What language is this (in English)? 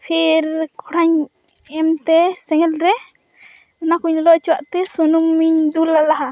Santali